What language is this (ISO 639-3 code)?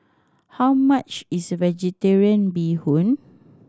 eng